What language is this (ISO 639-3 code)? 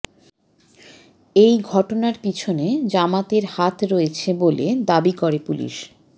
ben